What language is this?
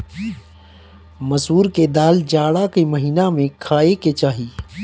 Bhojpuri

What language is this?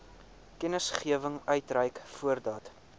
Afrikaans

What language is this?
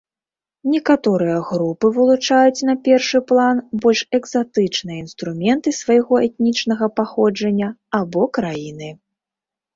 Belarusian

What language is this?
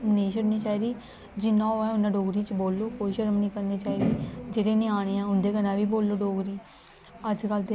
Dogri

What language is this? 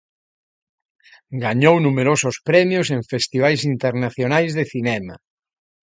Galician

